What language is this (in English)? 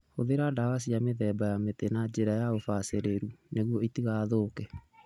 Kikuyu